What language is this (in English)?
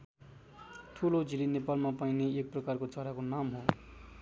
Nepali